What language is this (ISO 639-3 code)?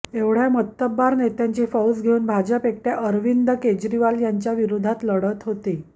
mar